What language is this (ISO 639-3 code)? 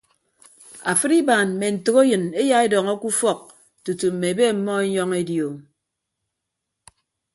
ibb